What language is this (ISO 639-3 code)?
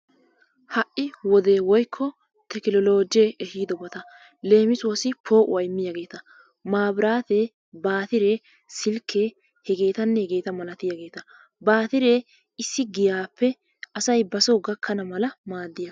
wal